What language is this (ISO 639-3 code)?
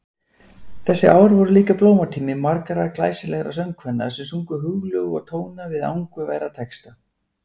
isl